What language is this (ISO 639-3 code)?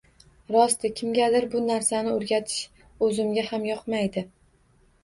uzb